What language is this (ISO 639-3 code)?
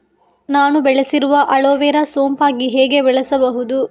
kan